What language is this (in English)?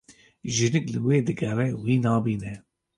Kurdish